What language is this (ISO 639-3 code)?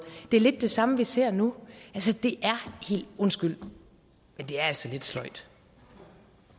dan